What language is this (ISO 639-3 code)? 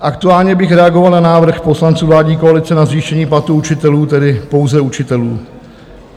ces